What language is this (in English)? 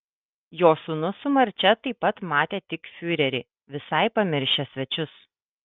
Lithuanian